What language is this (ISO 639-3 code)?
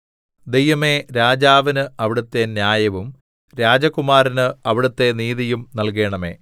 mal